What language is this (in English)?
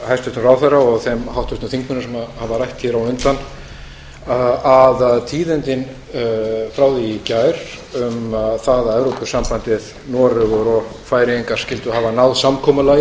Icelandic